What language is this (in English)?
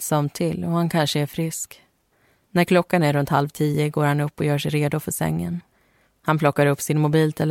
Swedish